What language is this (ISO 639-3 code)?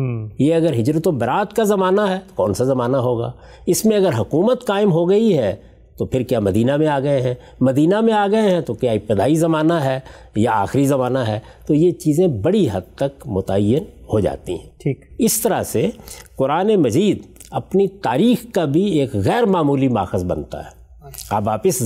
urd